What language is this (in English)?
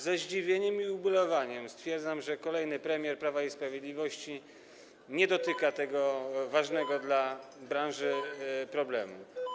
Polish